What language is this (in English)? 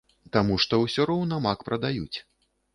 Belarusian